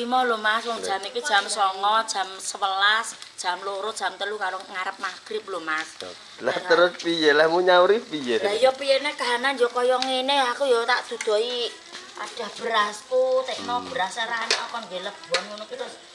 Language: Indonesian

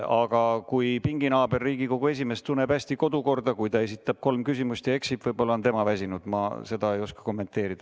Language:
Estonian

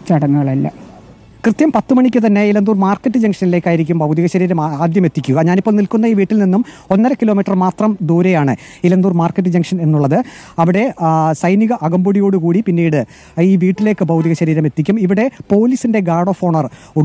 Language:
Malayalam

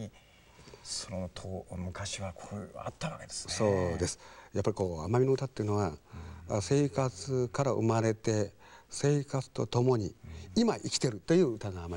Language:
Japanese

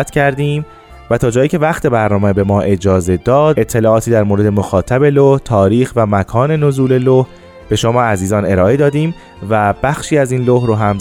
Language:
Persian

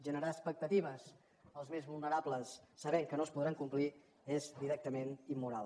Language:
Catalan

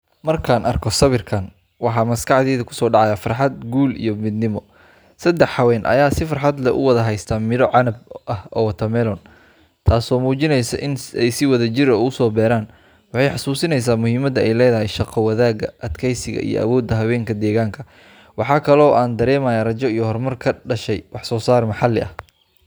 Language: Somali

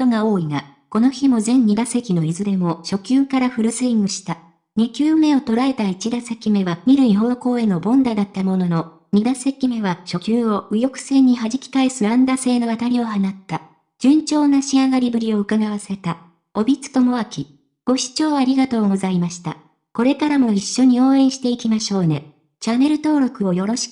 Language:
Japanese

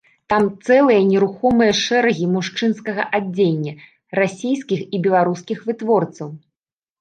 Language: Belarusian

